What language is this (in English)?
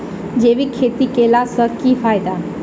Maithili